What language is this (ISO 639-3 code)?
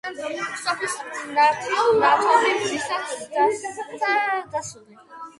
kat